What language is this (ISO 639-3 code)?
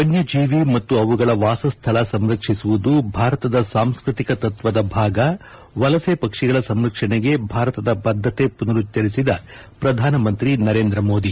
kan